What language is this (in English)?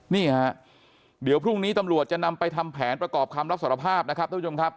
Thai